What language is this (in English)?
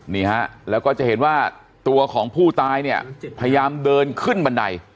Thai